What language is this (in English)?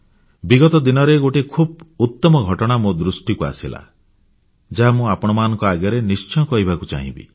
Odia